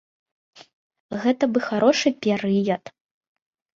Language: Belarusian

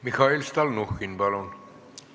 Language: Estonian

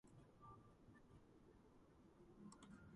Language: Georgian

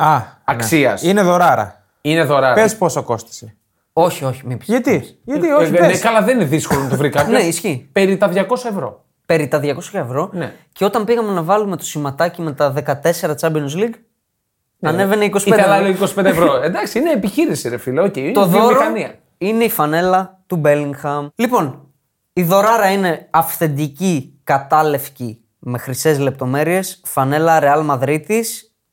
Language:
Greek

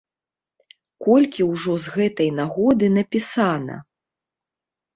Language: Belarusian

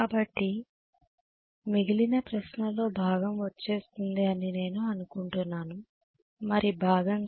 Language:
Telugu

